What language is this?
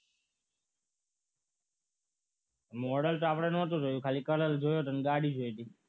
Gujarati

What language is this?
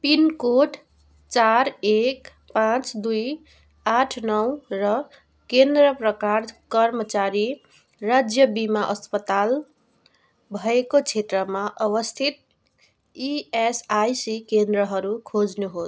Nepali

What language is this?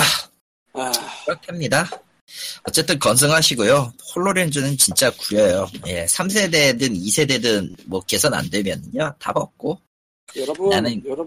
Korean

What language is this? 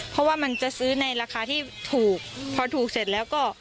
Thai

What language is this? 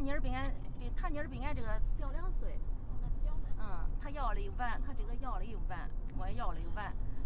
Chinese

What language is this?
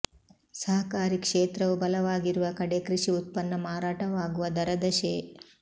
Kannada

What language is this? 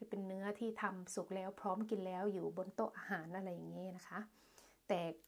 Thai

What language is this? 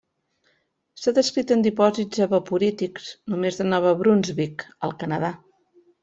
Catalan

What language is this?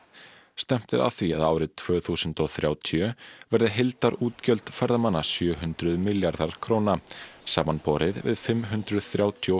Icelandic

